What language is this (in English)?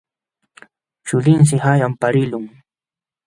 Jauja Wanca Quechua